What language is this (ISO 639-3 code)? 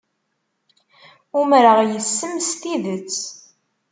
kab